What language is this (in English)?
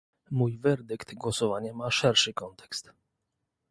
Polish